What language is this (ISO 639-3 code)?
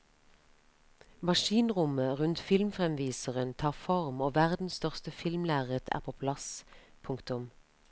nor